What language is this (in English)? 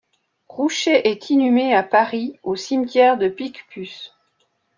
French